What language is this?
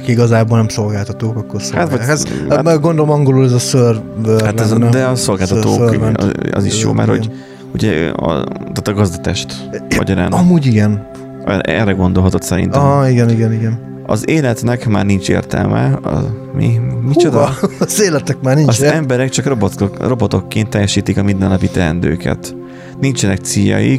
Hungarian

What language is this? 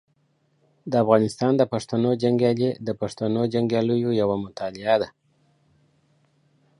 Pashto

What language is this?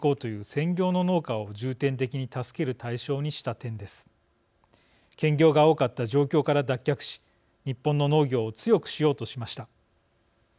Japanese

